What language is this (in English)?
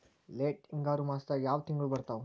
Kannada